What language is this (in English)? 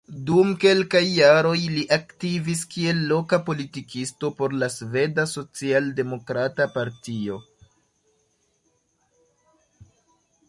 Esperanto